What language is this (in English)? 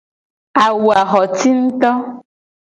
Gen